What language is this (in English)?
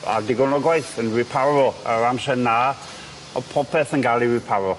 Welsh